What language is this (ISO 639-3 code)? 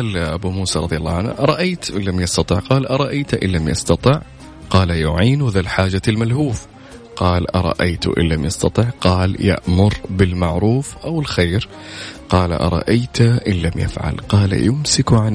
ara